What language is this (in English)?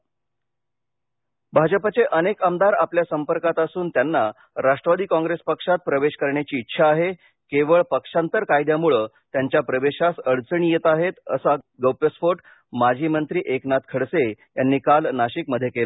Marathi